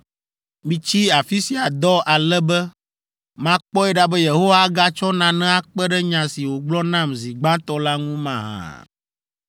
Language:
Ewe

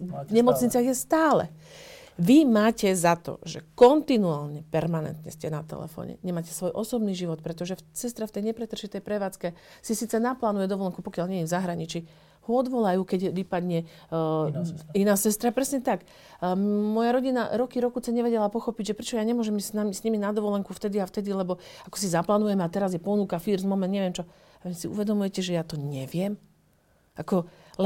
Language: Slovak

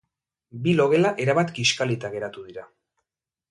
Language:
Basque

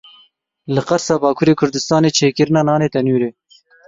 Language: Kurdish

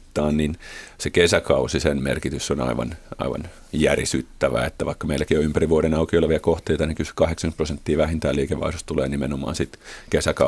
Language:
Finnish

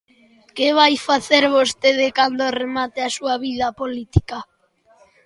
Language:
Galician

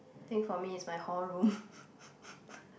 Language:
English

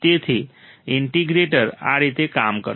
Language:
Gujarati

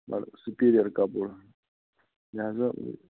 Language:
Kashmiri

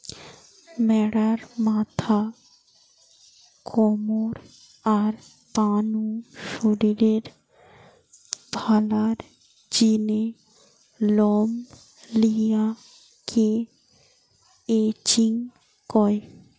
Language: Bangla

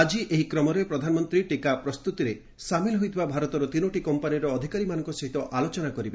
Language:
Odia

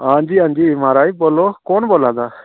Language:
Dogri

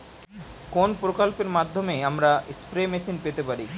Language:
Bangla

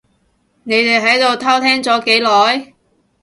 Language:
Cantonese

